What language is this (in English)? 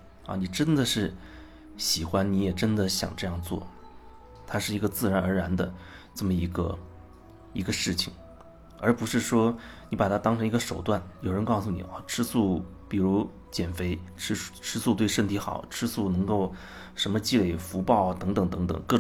Chinese